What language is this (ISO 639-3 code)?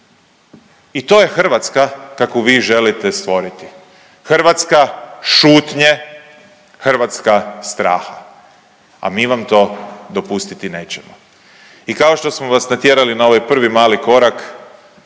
hrv